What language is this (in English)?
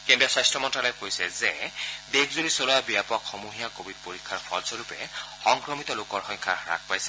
Assamese